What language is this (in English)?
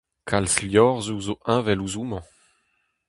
Breton